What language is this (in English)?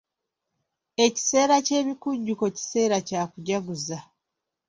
Ganda